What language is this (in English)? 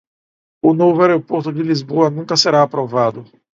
Portuguese